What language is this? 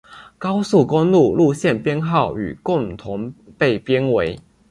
Chinese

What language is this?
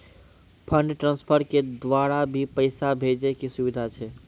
Maithili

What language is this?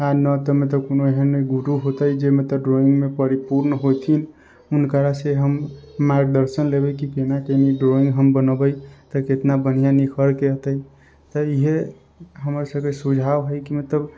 Maithili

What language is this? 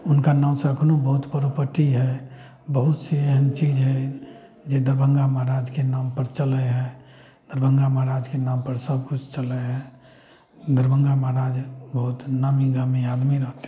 Maithili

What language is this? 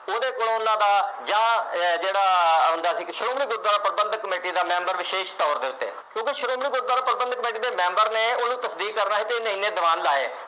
Punjabi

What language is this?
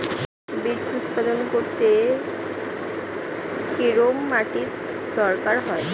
Bangla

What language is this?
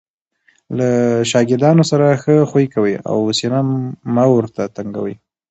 Pashto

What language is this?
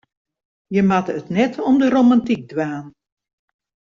Western Frisian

